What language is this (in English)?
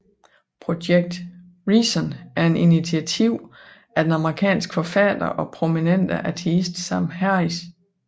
Danish